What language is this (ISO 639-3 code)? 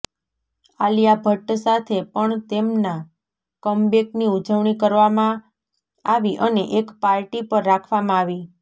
guj